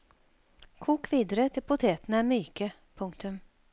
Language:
Norwegian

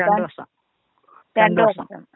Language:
Malayalam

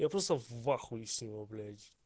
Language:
Russian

